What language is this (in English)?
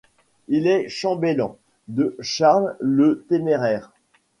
French